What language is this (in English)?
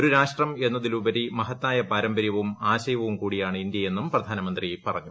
Malayalam